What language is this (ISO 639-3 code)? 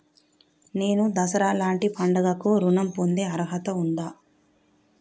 tel